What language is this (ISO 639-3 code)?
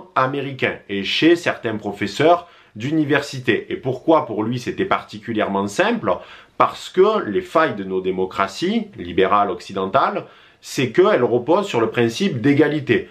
fra